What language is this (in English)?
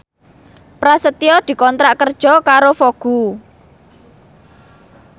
Javanese